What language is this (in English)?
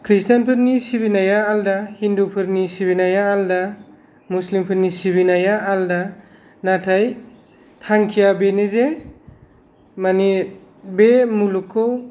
Bodo